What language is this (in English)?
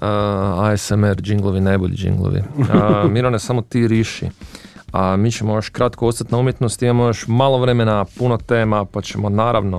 Croatian